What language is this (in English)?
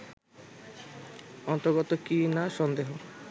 Bangla